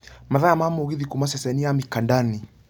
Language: Kikuyu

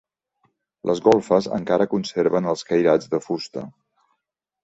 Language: Catalan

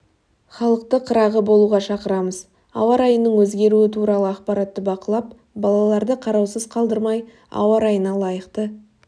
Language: Kazakh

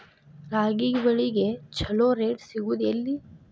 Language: Kannada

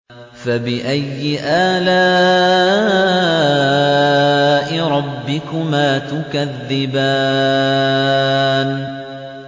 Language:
Arabic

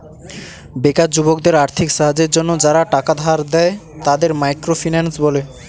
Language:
Bangla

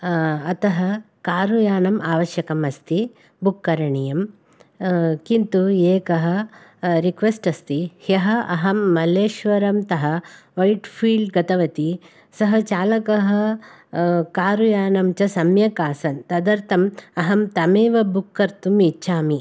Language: Sanskrit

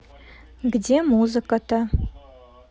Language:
Russian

